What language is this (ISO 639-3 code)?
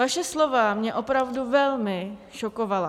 ces